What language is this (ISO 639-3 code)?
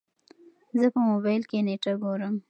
pus